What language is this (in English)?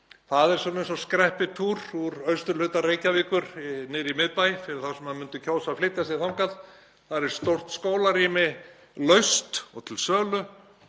Icelandic